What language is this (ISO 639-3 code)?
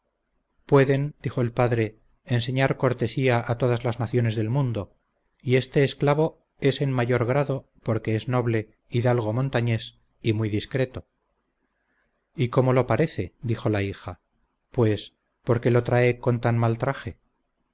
spa